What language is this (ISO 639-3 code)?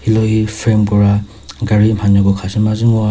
nri